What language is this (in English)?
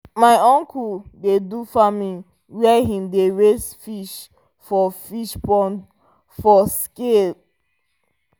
Nigerian Pidgin